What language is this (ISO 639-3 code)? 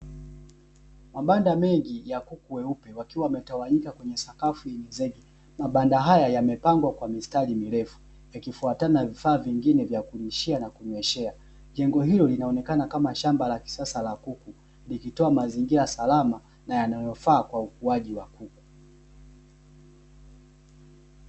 swa